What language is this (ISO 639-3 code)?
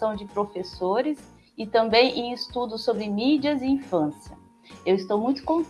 por